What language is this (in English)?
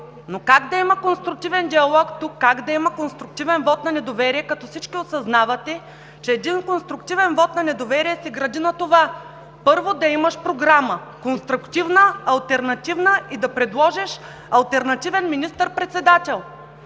Bulgarian